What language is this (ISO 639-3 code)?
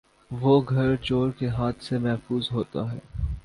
urd